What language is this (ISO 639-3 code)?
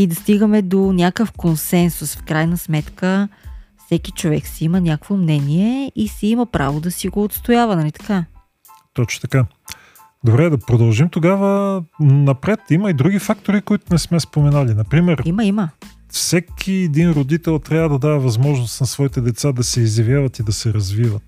bul